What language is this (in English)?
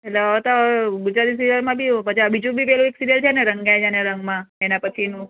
Gujarati